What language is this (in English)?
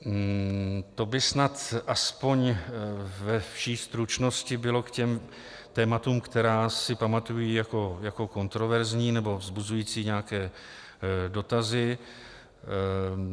Czech